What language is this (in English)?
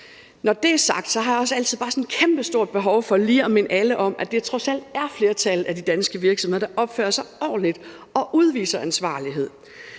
Danish